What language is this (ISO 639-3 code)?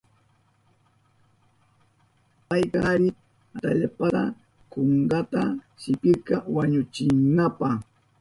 qup